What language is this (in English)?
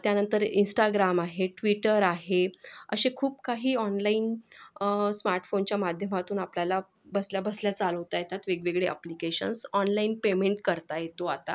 Marathi